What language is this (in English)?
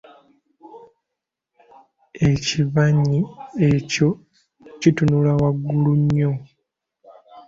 Ganda